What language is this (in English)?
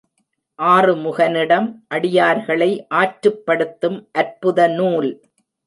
Tamil